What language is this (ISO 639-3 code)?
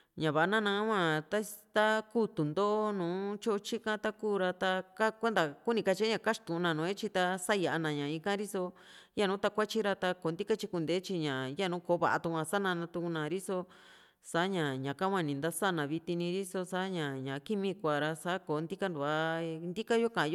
vmc